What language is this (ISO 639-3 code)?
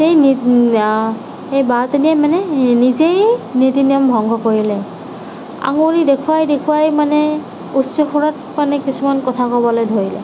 asm